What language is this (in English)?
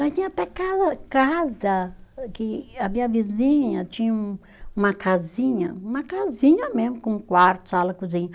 Portuguese